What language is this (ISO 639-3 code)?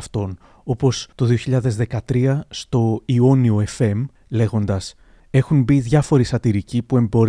ell